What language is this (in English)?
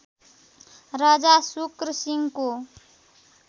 Nepali